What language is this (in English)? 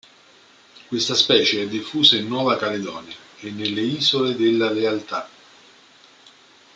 Italian